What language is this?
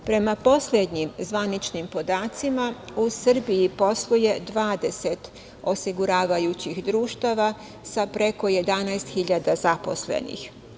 Serbian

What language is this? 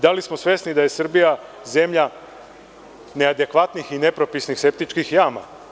Serbian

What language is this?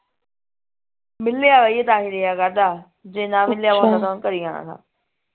Punjabi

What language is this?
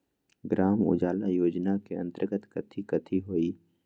Magahi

